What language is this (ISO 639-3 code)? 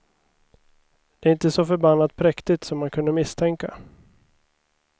swe